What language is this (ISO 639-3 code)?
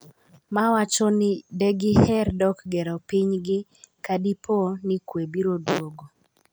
luo